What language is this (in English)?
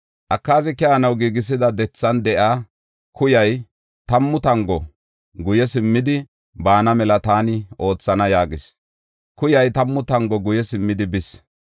Gofa